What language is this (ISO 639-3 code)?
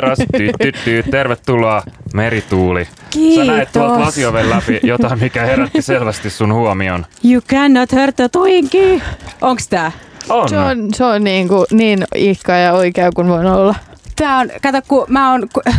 fin